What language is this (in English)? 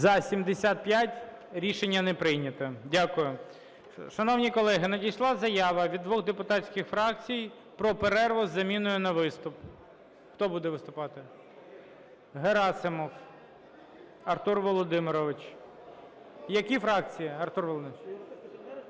Ukrainian